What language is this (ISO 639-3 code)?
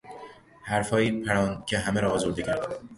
fas